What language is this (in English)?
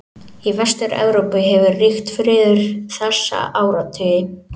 Icelandic